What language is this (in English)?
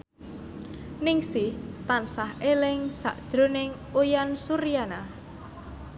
Javanese